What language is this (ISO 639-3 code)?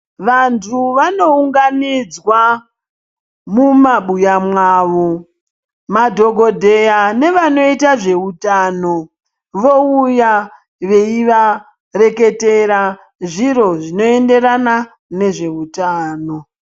ndc